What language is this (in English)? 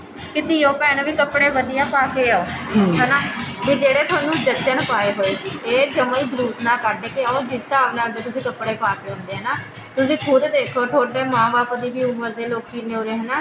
Punjabi